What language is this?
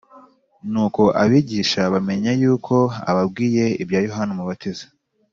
Kinyarwanda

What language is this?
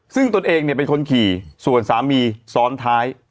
Thai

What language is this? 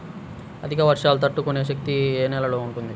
Telugu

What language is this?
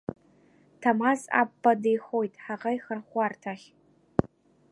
Abkhazian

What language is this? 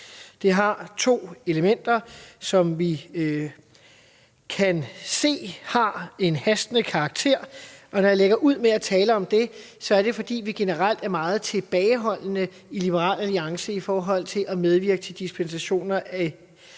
Danish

